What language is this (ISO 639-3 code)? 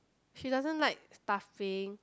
eng